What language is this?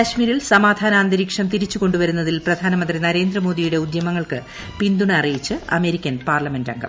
Malayalam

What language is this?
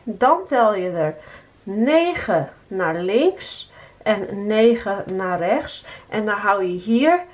Dutch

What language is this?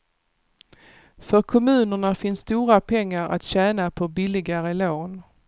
Swedish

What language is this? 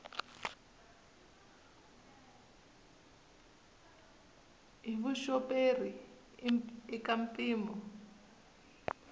Tsonga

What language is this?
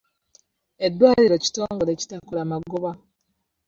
Ganda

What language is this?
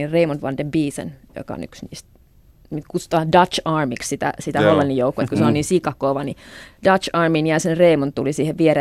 Finnish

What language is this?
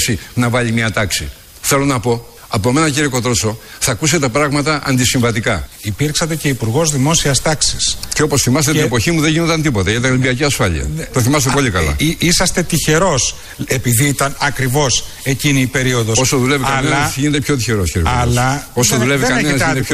Greek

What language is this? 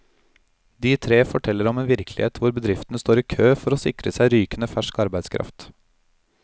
Norwegian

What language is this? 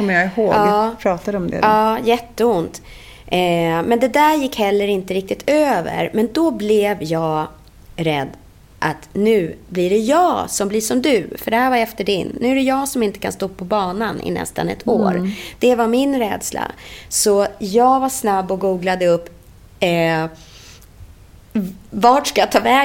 Swedish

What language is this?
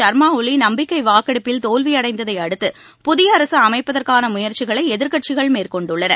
Tamil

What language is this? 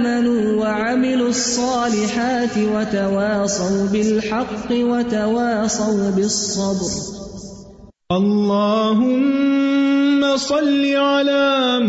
Urdu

